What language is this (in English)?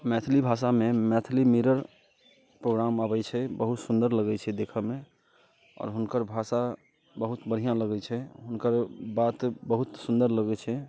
Maithili